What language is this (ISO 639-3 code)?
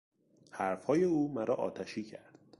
fas